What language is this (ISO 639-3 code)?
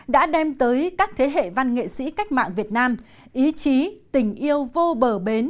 vie